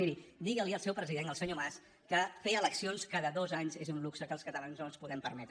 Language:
Catalan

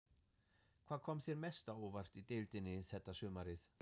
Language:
Icelandic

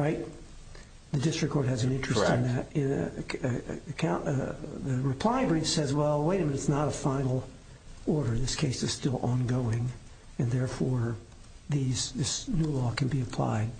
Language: English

